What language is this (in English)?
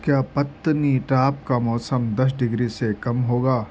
Urdu